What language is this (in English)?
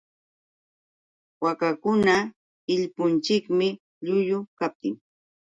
Yauyos Quechua